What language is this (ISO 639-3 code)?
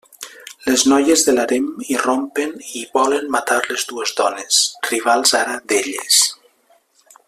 cat